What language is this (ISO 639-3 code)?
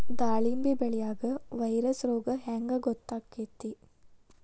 kan